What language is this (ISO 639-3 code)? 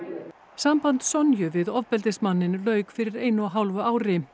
isl